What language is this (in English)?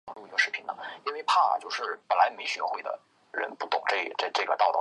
Chinese